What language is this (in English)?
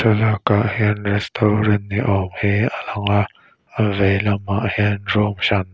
Mizo